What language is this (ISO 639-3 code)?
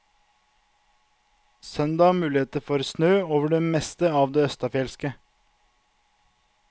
nor